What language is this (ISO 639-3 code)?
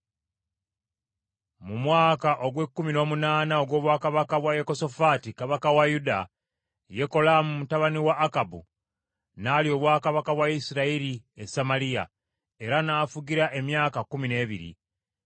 lug